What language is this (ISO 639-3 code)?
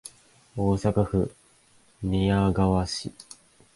jpn